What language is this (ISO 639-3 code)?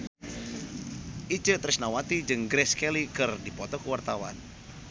sun